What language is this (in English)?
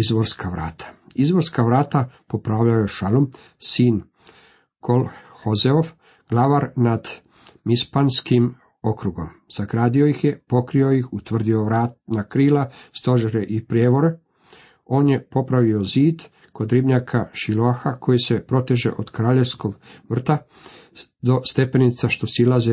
Croatian